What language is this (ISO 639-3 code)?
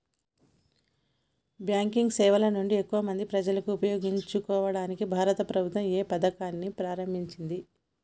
tel